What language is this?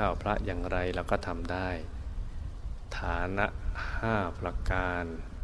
Thai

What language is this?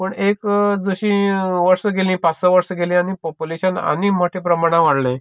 Konkani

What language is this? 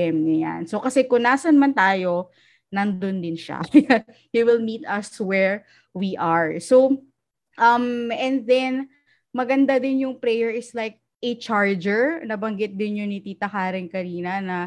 Filipino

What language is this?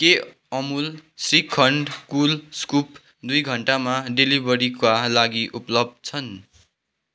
Nepali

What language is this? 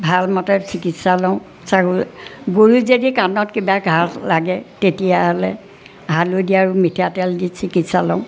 Assamese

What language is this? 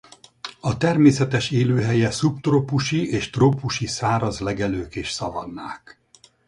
Hungarian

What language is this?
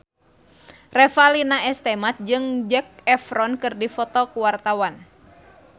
Sundanese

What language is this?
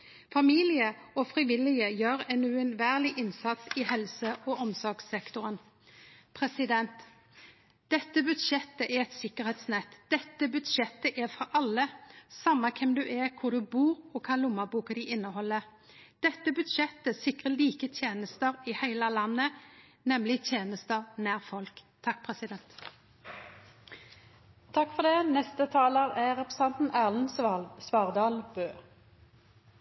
Norwegian Nynorsk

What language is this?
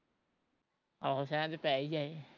Punjabi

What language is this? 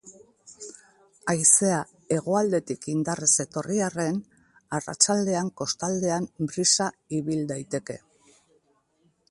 Basque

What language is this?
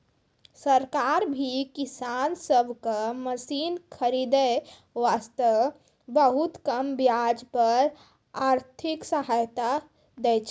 Maithili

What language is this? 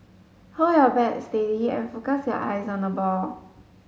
English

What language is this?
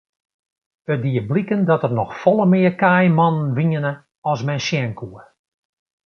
Western Frisian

